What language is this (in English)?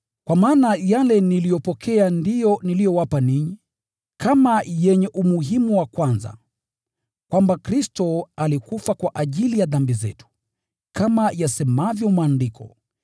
Swahili